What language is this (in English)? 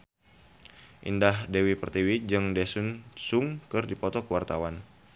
Sundanese